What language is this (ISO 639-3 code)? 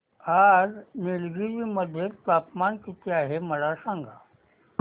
mar